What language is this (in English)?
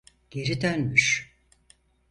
Turkish